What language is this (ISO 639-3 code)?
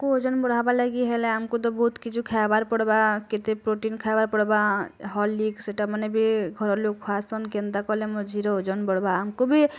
ori